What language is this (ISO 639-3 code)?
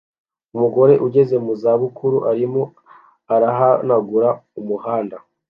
kin